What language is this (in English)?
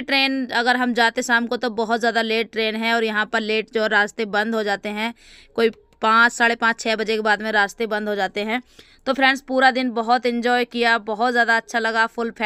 Hindi